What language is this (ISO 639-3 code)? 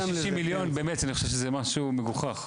heb